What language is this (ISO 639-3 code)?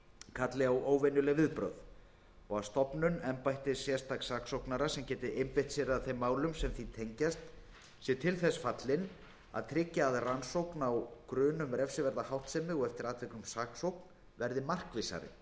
isl